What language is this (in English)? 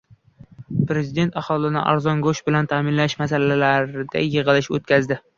Uzbek